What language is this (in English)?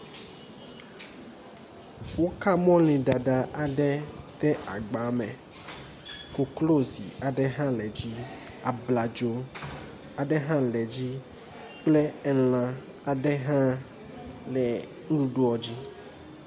Ewe